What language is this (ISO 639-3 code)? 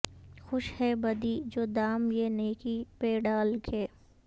urd